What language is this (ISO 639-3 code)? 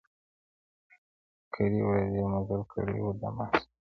pus